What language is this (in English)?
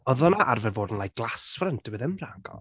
Welsh